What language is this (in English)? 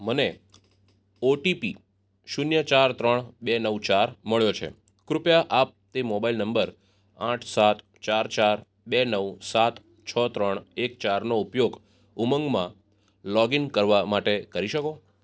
Gujarati